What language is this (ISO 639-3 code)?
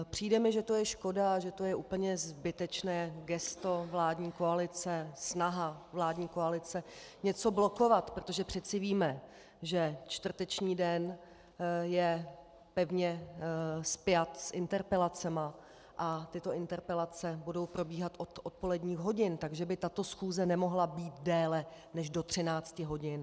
ces